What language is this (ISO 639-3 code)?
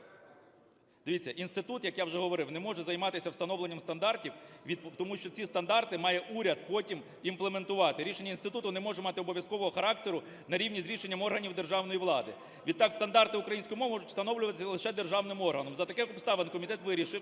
ukr